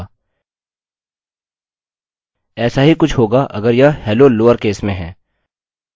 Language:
Hindi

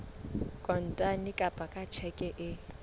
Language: Southern Sotho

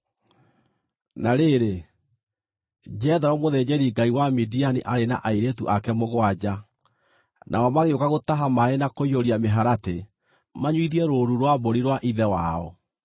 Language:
Kikuyu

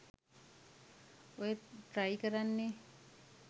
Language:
Sinhala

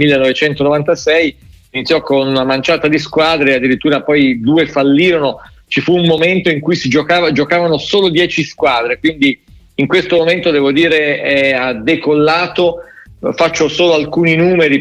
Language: Italian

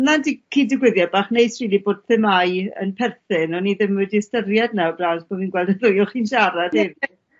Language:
Welsh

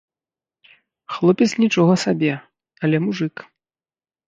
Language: Belarusian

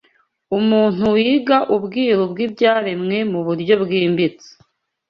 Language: Kinyarwanda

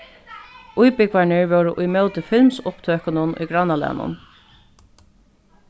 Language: Faroese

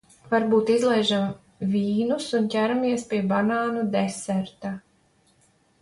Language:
Latvian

